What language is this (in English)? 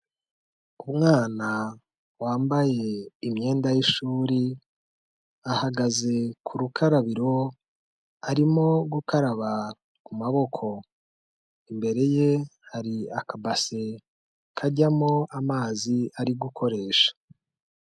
Kinyarwanda